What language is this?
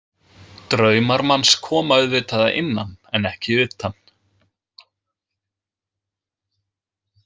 Icelandic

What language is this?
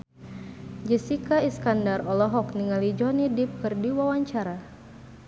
Sundanese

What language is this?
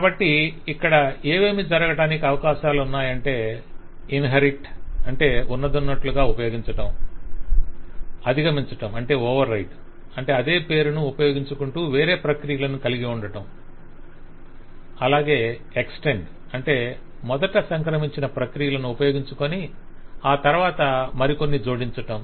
Telugu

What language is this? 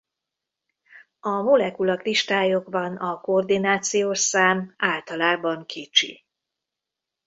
Hungarian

